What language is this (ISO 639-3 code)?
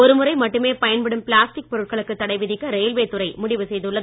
tam